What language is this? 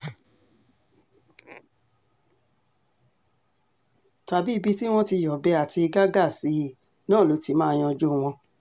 Yoruba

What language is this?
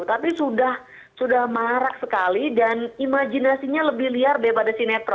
Indonesian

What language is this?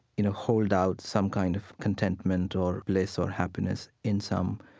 English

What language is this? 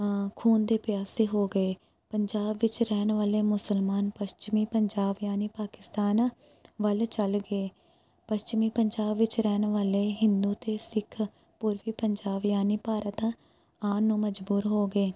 Punjabi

